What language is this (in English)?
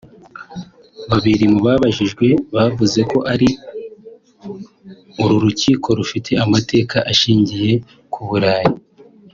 Kinyarwanda